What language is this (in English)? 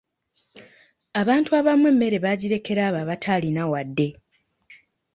Ganda